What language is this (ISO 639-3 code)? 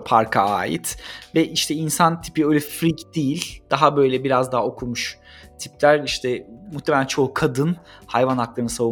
tur